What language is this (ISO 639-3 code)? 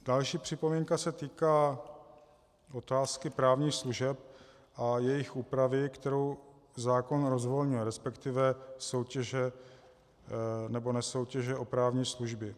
ces